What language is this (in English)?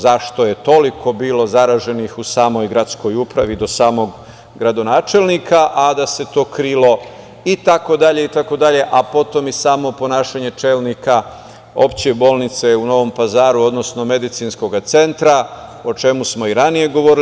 Serbian